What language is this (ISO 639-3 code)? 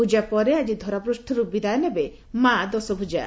ori